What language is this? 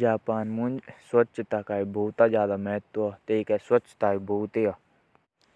Jaunsari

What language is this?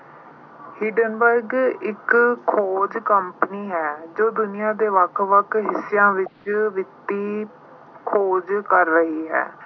Punjabi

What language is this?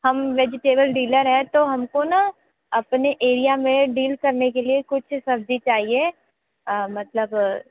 Hindi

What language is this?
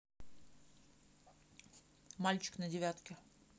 Russian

